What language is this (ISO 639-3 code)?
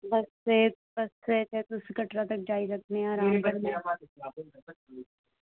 doi